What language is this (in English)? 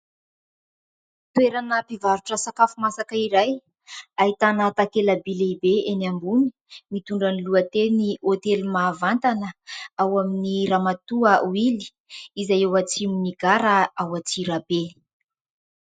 Malagasy